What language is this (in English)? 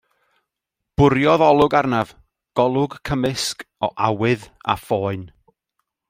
Welsh